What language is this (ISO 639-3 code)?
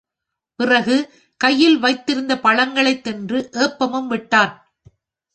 tam